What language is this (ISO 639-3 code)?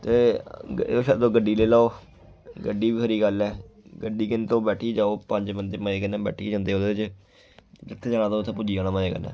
doi